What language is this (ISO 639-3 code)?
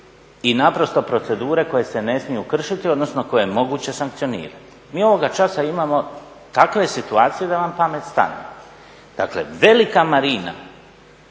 hrv